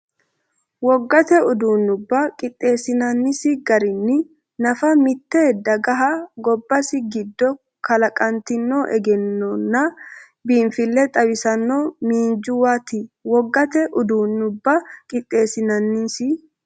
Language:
Sidamo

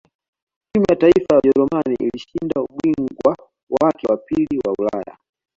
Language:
Swahili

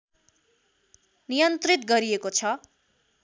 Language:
Nepali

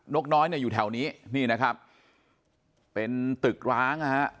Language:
Thai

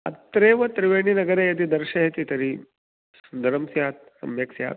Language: Sanskrit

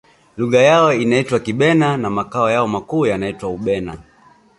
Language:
Swahili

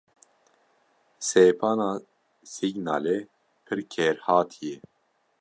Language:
Kurdish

